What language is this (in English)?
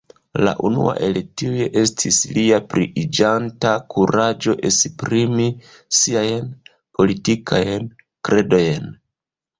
Esperanto